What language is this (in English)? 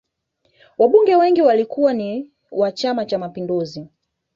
Swahili